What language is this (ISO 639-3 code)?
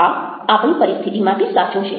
guj